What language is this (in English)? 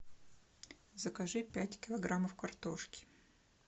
Russian